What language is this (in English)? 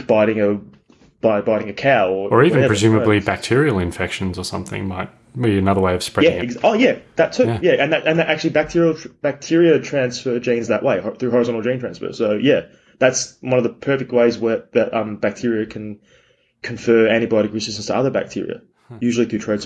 English